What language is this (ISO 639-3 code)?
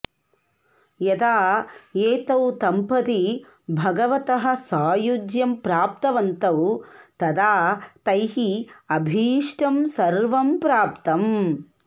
san